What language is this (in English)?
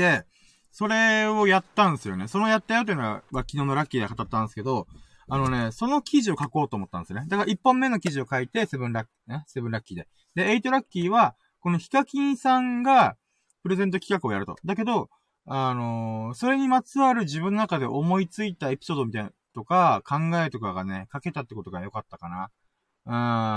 Japanese